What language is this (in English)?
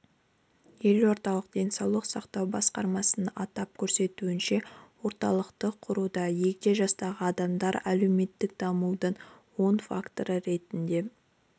Kazakh